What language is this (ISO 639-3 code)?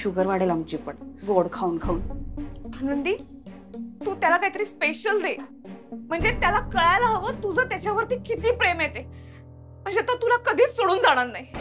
mar